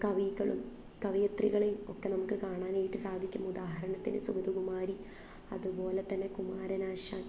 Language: Malayalam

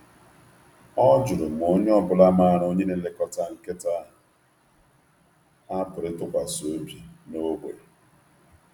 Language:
Igbo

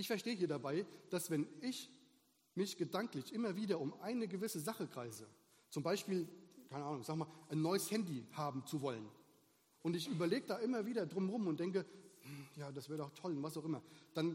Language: German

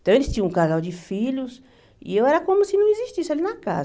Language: Portuguese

